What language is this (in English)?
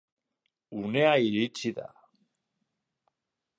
Basque